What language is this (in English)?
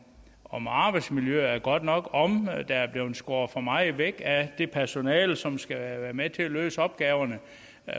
Danish